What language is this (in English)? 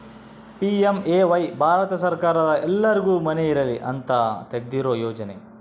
Kannada